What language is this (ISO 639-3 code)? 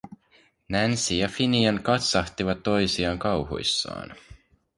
fin